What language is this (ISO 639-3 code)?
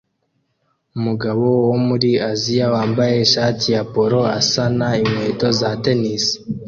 kin